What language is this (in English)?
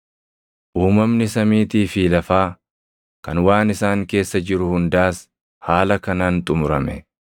Oromo